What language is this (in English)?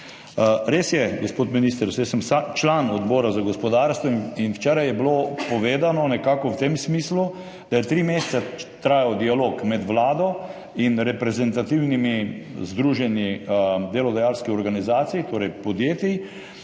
Slovenian